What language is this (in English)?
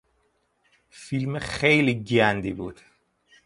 Persian